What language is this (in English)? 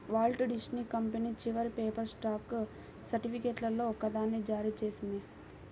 Telugu